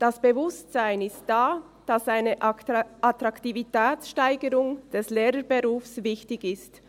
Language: Swiss German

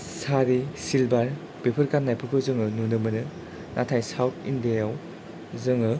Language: Bodo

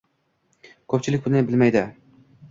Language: Uzbek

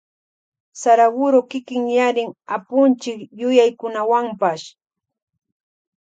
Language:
Loja Highland Quichua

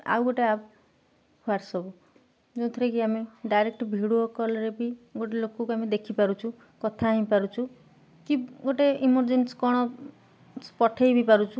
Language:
Odia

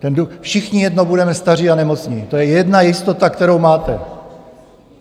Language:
Czech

